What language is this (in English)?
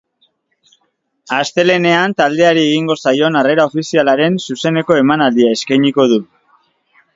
Basque